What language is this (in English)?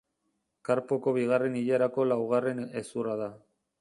Basque